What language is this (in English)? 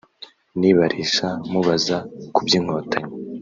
Kinyarwanda